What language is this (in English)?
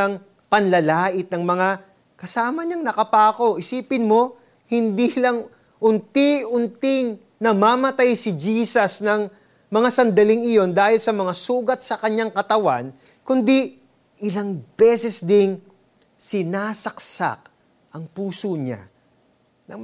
Filipino